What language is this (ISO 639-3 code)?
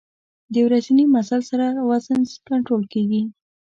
pus